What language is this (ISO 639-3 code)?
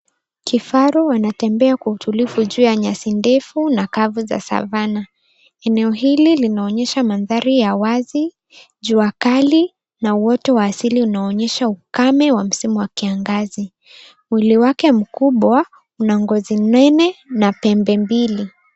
swa